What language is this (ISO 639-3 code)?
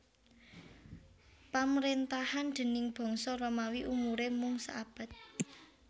jav